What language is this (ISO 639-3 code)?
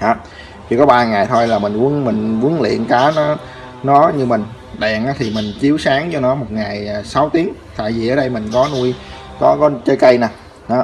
vie